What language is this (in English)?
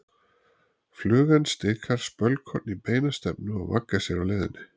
Icelandic